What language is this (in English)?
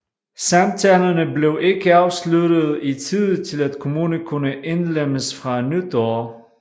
Danish